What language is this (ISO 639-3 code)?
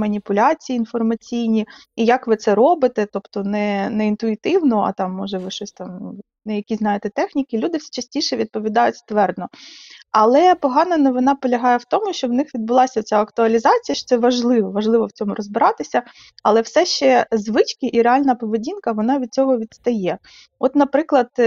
ukr